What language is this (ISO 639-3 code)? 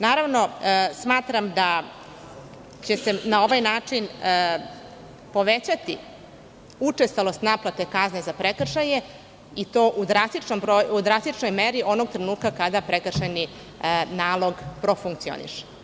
srp